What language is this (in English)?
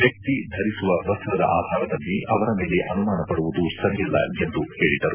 Kannada